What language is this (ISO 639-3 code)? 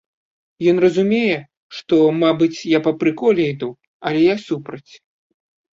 bel